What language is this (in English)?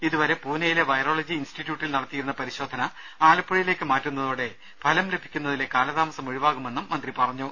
Malayalam